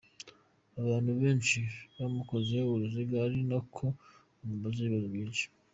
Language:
Kinyarwanda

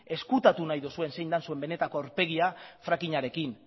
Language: Basque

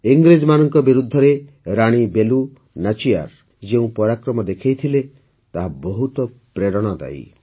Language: Odia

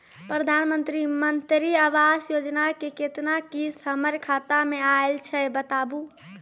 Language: Maithili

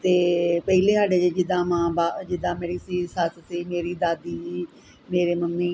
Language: Punjabi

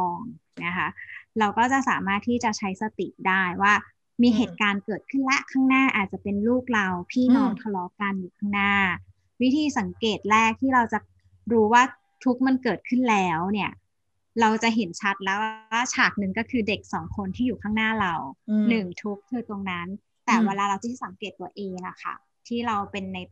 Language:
Thai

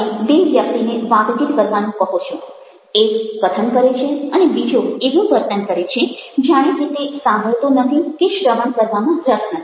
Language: Gujarati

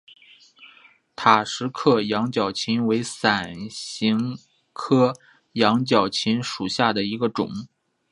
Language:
Chinese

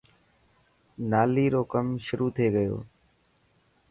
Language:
Dhatki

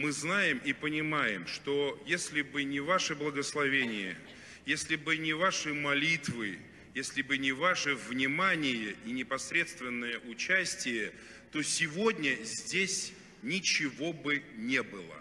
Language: Russian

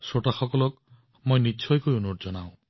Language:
Assamese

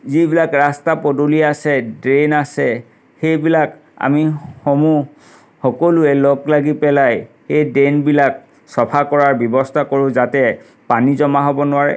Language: Assamese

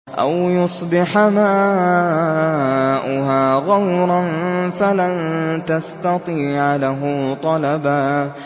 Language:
Arabic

